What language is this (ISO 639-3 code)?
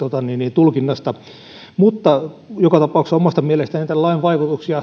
fin